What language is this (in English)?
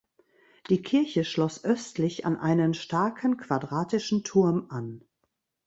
German